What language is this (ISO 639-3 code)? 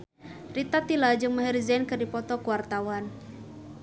sun